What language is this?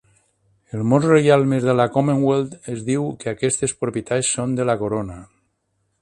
Catalan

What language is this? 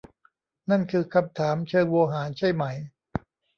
Thai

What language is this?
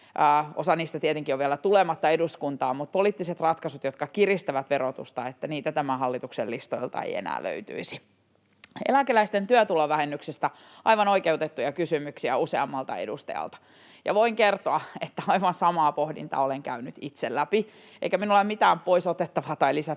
Finnish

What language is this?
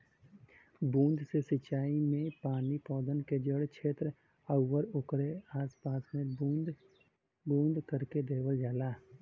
Bhojpuri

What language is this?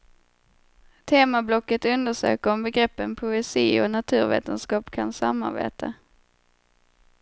Swedish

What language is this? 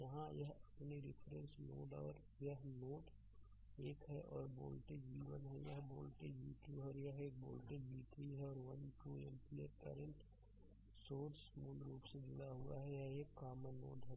Hindi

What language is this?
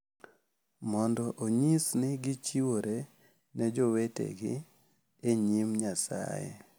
Luo (Kenya and Tanzania)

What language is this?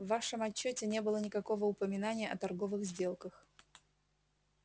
Russian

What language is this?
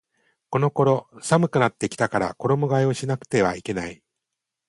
Japanese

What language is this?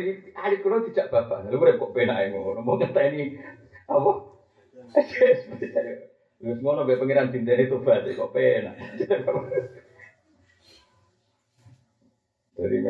Malay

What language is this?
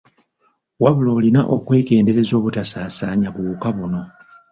Ganda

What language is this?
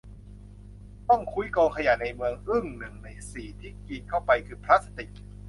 Thai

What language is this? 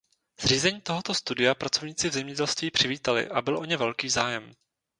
Czech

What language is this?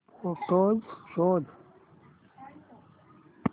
Marathi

